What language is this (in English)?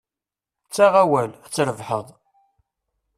Kabyle